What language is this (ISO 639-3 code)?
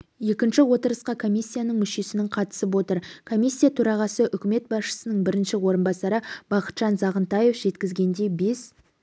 kaz